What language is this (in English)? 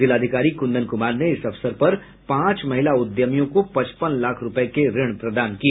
Hindi